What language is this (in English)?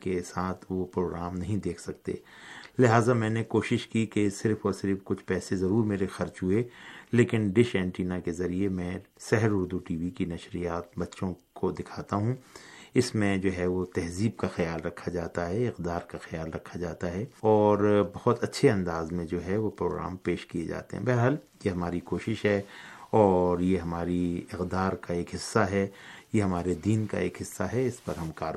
Urdu